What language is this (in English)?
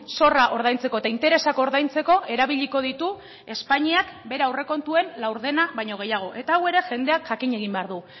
Basque